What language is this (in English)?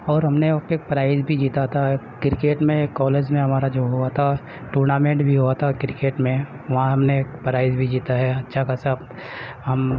Urdu